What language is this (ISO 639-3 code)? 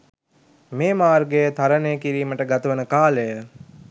sin